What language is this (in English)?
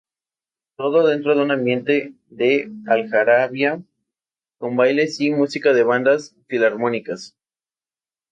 Spanish